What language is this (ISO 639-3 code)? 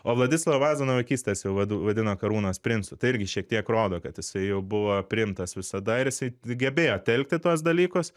lit